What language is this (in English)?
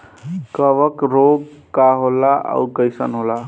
Bhojpuri